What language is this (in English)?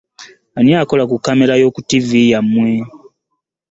Ganda